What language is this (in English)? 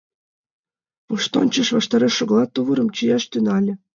Mari